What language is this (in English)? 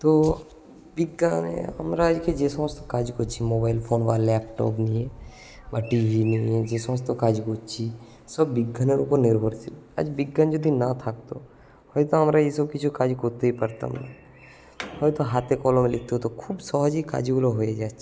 Bangla